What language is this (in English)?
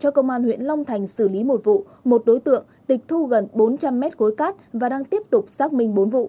Vietnamese